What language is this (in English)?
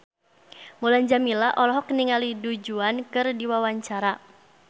Sundanese